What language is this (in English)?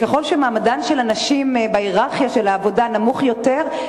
Hebrew